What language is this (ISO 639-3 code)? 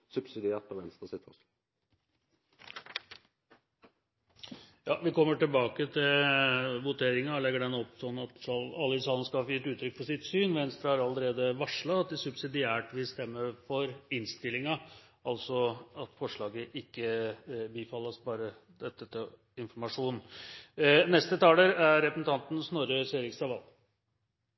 nor